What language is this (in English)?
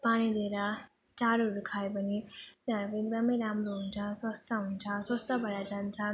Nepali